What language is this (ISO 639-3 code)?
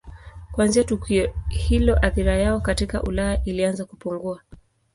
swa